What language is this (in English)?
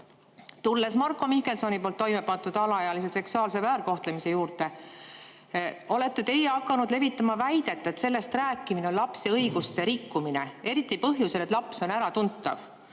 Estonian